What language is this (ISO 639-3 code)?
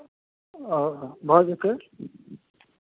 mai